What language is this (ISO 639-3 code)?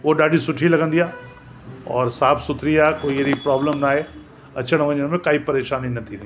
snd